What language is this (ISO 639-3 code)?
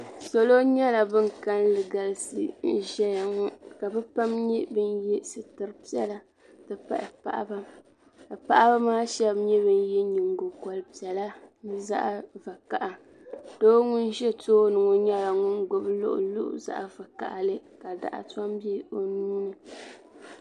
dag